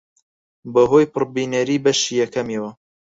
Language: Central Kurdish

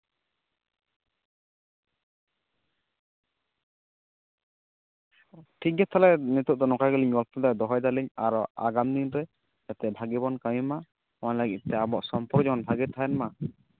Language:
Santali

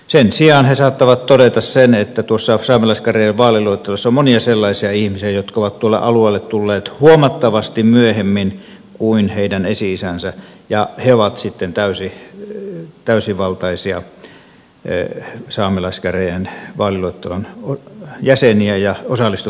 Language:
Finnish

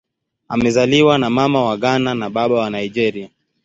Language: Swahili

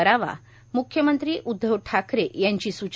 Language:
Marathi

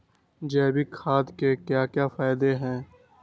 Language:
Magahi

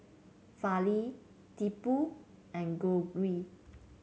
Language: English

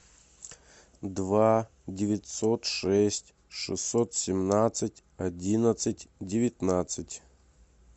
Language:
Russian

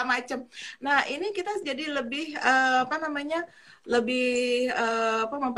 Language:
Indonesian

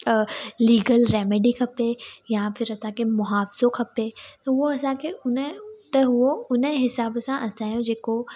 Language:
Sindhi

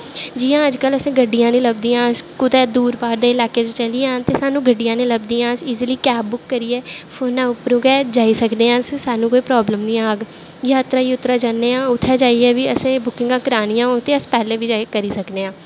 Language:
Dogri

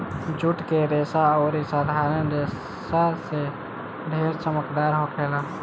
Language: Bhojpuri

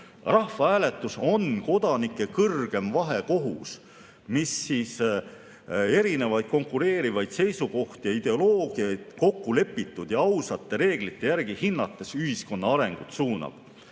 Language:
Estonian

